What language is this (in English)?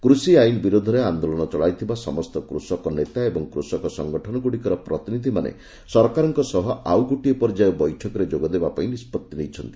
Odia